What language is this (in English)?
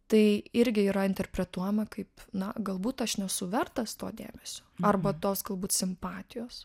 Lithuanian